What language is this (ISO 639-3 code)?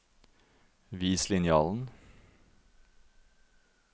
nor